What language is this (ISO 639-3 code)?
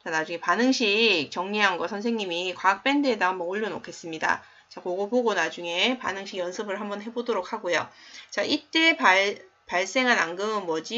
kor